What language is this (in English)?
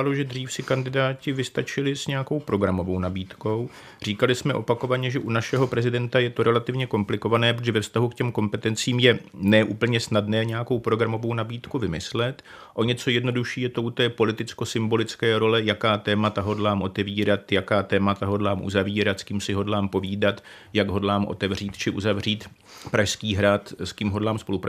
Czech